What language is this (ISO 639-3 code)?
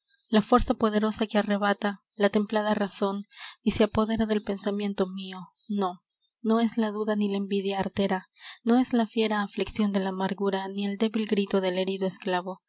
spa